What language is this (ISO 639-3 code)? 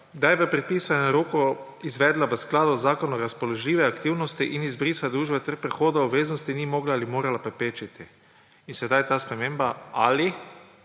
slv